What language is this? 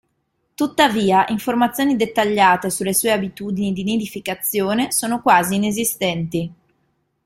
Italian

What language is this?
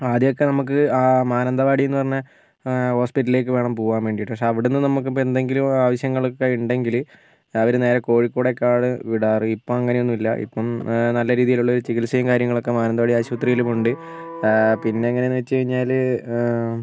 Malayalam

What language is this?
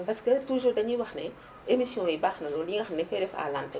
Wolof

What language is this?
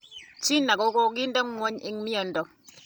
Kalenjin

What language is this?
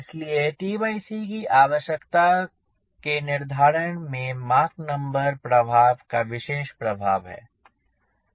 Hindi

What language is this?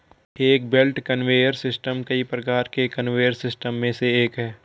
Hindi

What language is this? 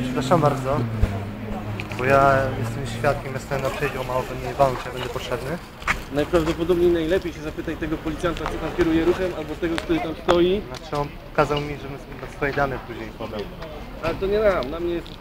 Polish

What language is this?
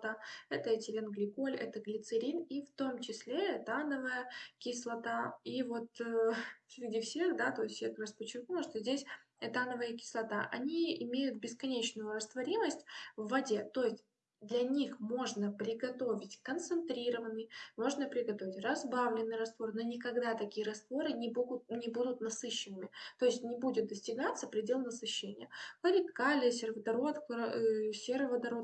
Russian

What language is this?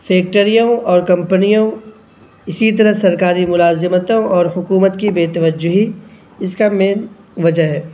Urdu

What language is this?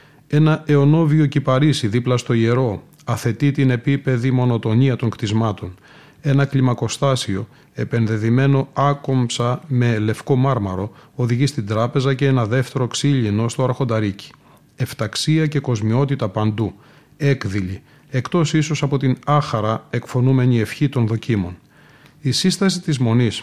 Greek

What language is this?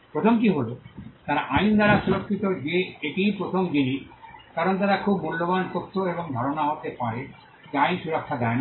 Bangla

